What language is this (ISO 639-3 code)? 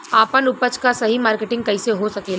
bho